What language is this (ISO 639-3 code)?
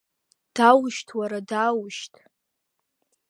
abk